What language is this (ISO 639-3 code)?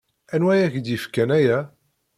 kab